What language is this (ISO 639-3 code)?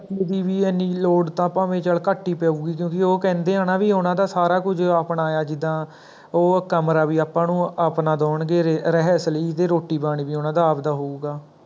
pan